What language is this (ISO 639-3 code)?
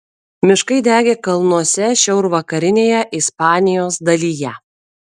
lit